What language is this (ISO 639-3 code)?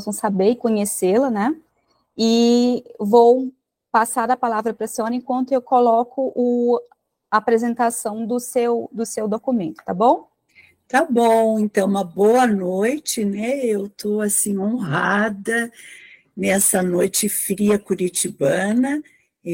por